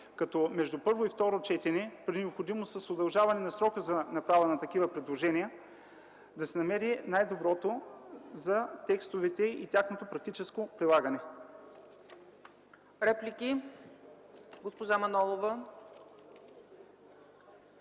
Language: Bulgarian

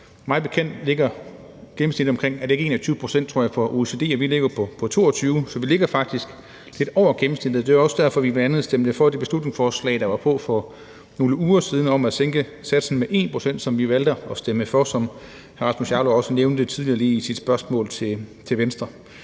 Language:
Danish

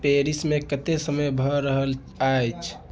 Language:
Maithili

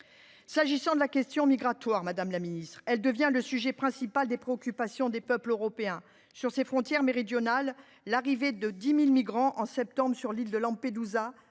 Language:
French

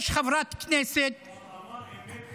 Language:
Hebrew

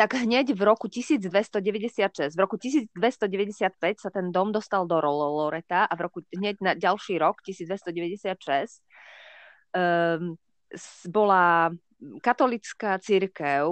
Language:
Slovak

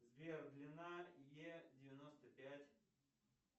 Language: Russian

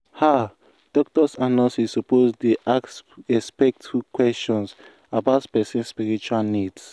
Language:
Nigerian Pidgin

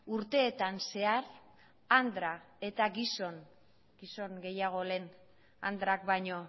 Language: Basque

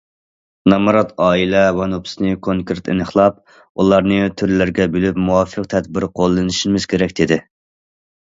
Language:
Uyghur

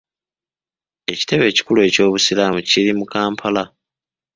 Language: Ganda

